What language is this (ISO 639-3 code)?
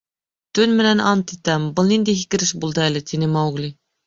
bak